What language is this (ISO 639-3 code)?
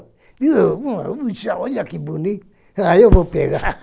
por